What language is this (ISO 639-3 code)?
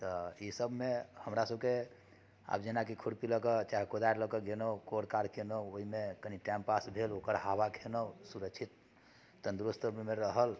mai